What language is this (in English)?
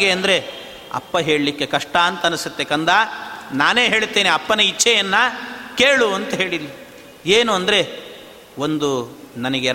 Kannada